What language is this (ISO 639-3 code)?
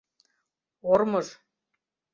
chm